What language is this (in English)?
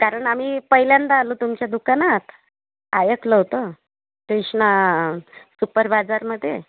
Marathi